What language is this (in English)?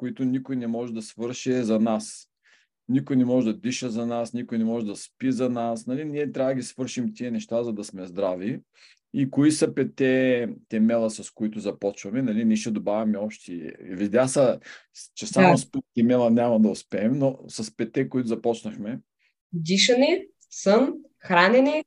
Bulgarian